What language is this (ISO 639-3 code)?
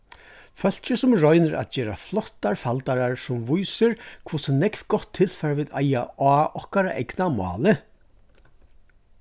fao